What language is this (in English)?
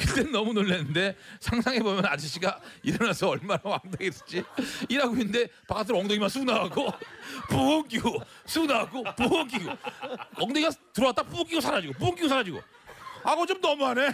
Korean